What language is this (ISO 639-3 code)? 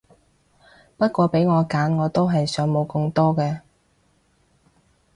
yue